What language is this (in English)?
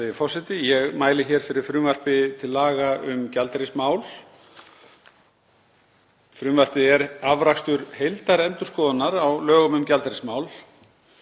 Icelandic